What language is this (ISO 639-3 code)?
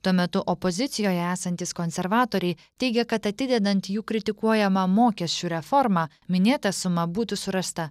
lit